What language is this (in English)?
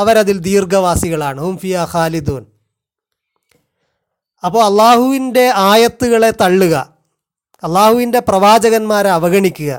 Malayalam